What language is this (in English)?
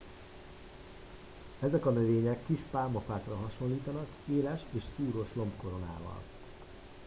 Hungarian